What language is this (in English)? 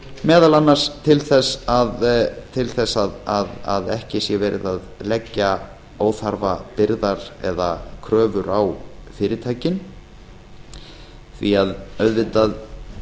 Icelandic